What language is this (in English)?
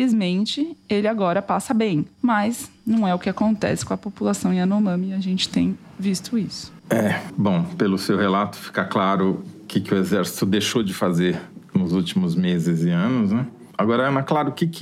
Portuguese